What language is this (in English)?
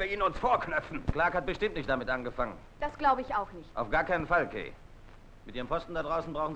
German